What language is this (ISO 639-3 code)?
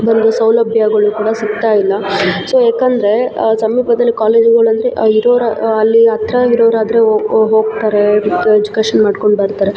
kan